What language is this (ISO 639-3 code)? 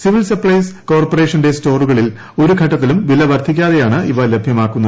mal